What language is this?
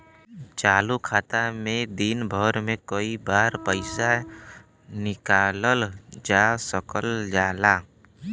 Bhojpuri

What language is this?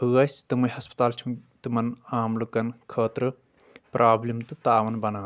Kashmiri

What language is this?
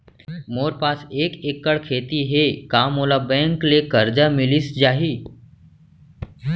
Chhattisgarhi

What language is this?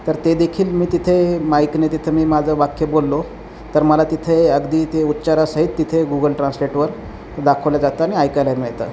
Marathi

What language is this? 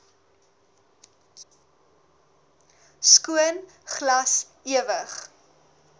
Afrikaans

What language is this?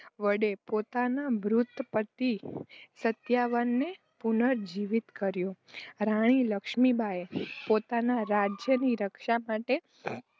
Gujarati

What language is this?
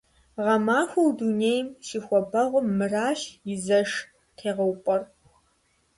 Kabardian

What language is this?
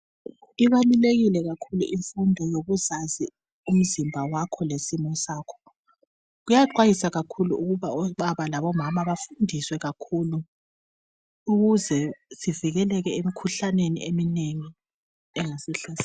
North Ndebele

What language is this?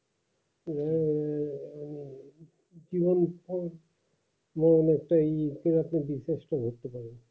Bangla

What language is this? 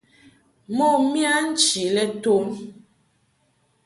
Mungaka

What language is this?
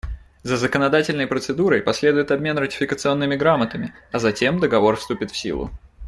Russian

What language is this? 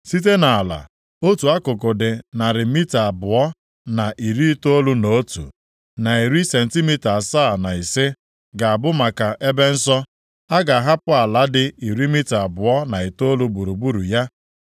Igbo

